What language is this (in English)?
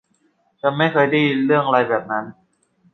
Thai